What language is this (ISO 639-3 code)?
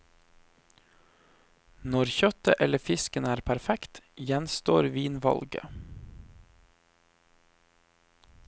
nor